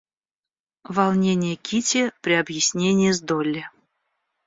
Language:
Russian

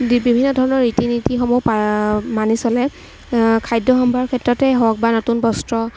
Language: Assamese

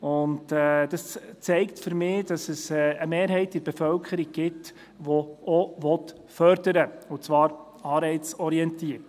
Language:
Swiss German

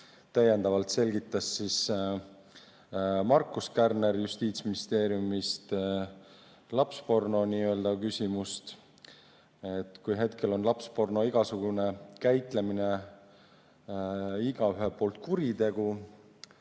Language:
Estonian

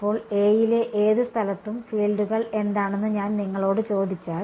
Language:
Malayalam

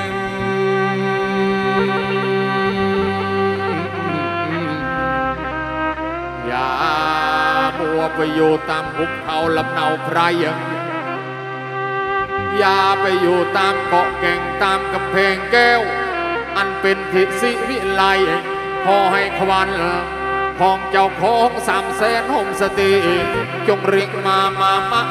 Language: Thai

